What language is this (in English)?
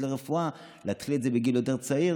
Hebrew